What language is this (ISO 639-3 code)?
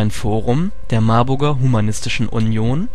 deu